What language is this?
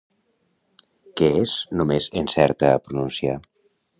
Catalan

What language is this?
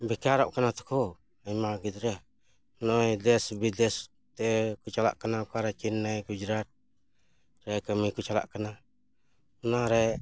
Santali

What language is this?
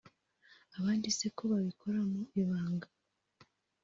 Kinyarwanda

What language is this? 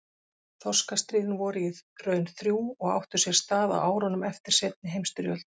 Icelandic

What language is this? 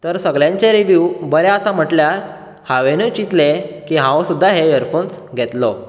Konkani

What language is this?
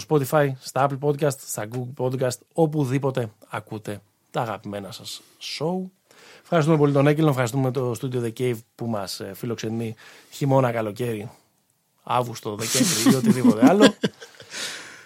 Greek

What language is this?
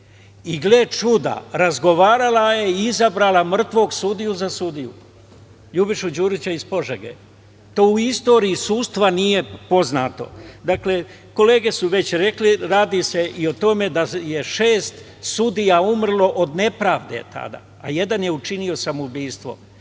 Serbian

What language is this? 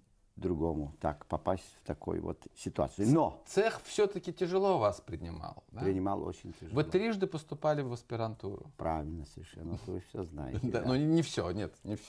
Russian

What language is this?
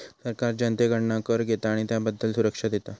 Marathi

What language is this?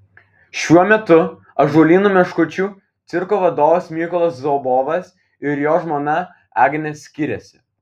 Lithuanian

